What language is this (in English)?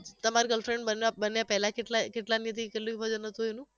Gujarati